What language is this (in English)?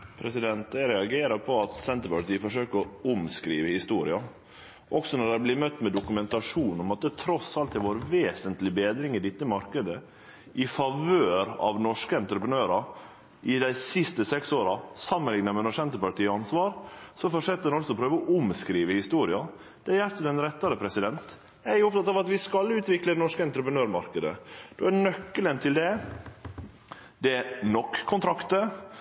Norwegian Nynorsk